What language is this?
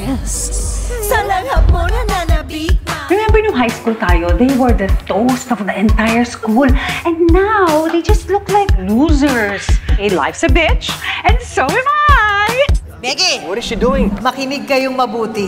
Filipino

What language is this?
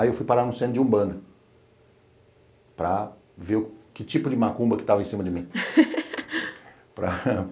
Portuguese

